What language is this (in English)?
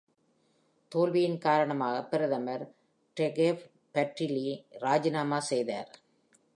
Tamil